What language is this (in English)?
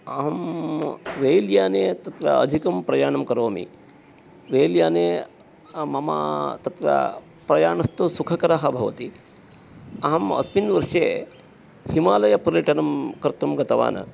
Sanskrit